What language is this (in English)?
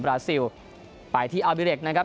Thai